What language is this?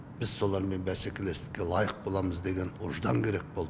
Kazakh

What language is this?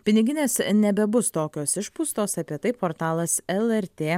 Lithuanian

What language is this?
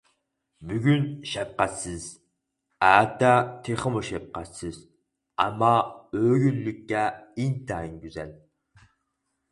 Uyghur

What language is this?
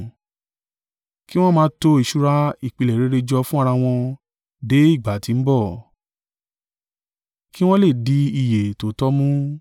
Yoruba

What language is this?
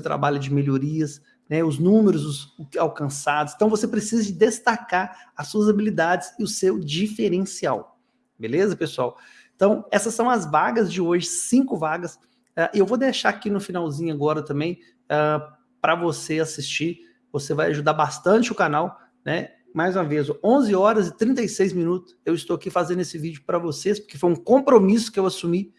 Portuguese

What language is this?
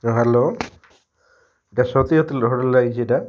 Odia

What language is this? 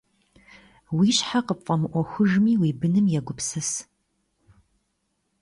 Kabardian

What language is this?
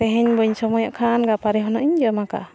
Santali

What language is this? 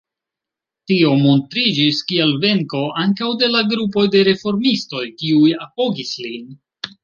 Esperanto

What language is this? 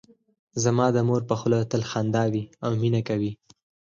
Pashto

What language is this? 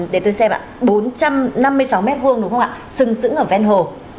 Vietnamese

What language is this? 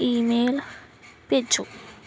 Punjabi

